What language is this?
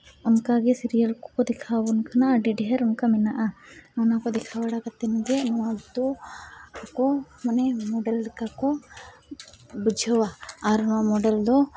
Santali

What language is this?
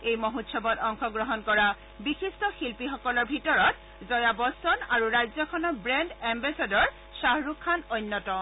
Assamese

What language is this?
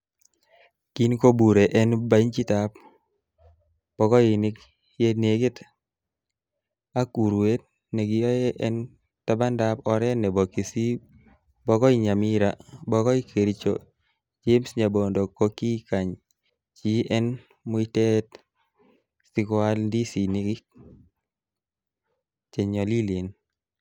Kalenjin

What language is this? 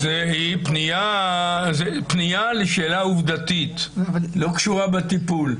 Hebrew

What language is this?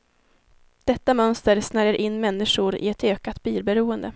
Swedish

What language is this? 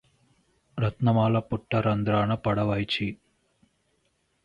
Telugu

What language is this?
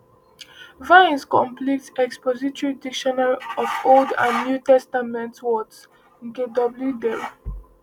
Igbo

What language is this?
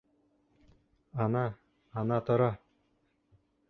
Bashkir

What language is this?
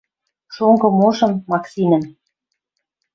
Western Mari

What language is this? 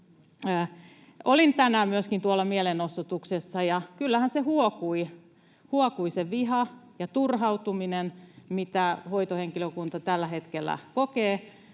Finnish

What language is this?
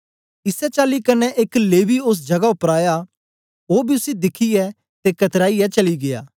Dogri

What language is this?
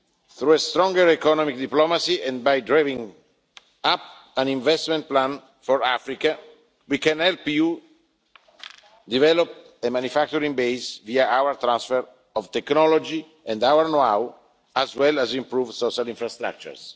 English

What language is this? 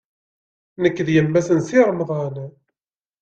Kabyle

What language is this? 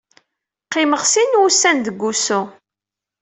Kabyle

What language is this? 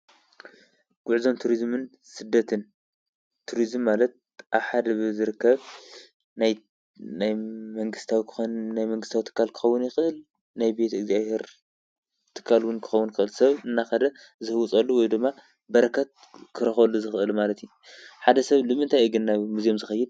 Tigrinya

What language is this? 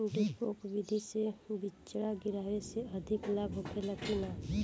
Bhojpuri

